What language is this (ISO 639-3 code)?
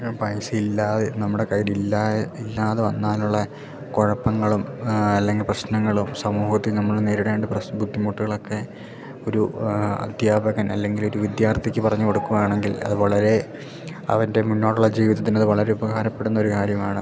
mal